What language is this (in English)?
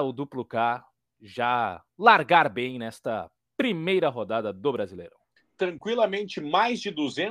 Portuguese